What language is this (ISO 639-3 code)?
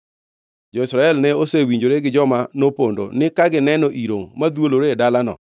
luo